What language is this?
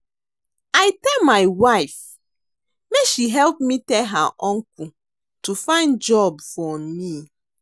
Nigerian Pidgin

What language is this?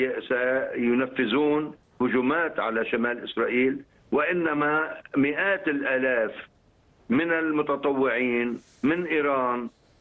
Arabic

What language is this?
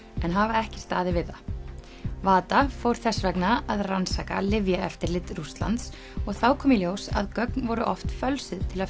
Icelandic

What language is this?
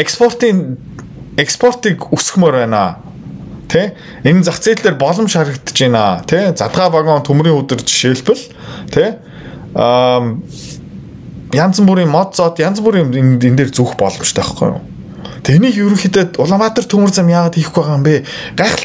Turkish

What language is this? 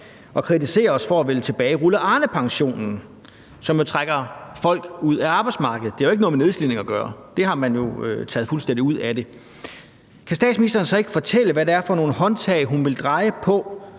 Danish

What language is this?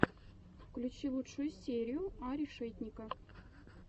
Russian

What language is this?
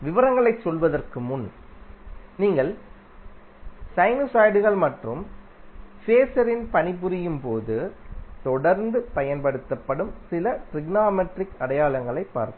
Tamil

